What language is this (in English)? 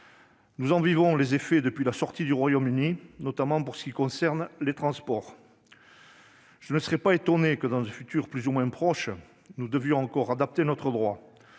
French